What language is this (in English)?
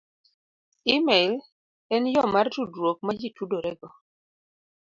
Luo (Kenya and Tanzania)